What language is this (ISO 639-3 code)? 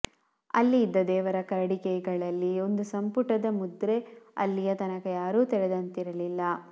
kan